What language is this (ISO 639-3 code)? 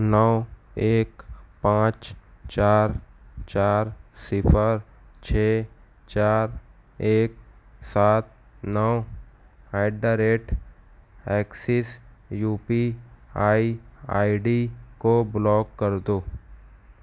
urd